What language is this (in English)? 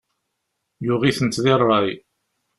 Kabyle